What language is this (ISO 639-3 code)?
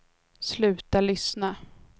swe